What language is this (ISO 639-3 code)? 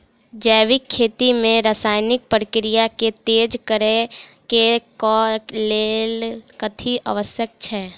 mai